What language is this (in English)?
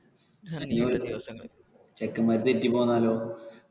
Malayalam